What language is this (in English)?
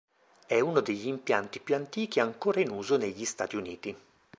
Italian